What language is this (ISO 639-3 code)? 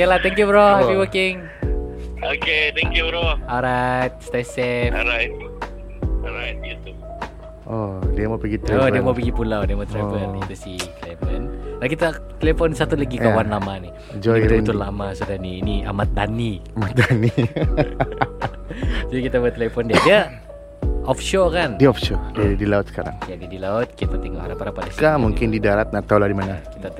msa